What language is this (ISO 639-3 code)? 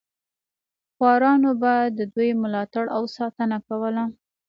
pus